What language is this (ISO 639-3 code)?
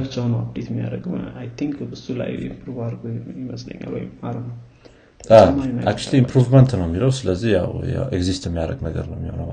amh